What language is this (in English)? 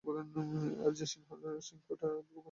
Bangla